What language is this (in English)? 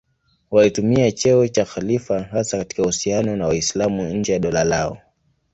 Swahili